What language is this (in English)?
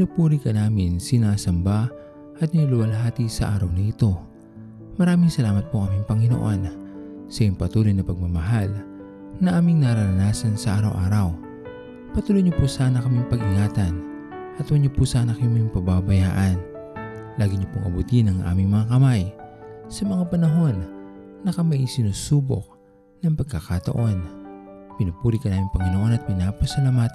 Filipino